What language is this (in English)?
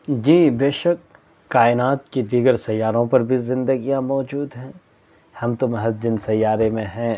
Urdu